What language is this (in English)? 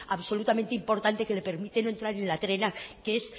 Spanish